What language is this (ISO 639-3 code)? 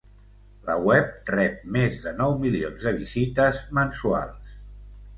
cat